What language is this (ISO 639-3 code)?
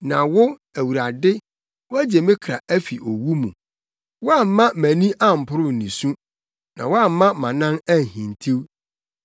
aka